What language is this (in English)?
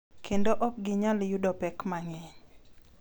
Luo (Kenya and Tanzania)